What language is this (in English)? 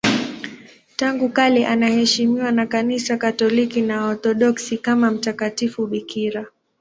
Swahili